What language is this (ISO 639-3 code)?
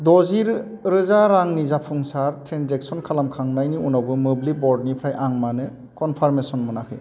brx